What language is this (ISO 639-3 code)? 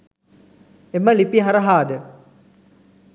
sin